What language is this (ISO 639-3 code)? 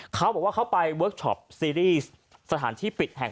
tha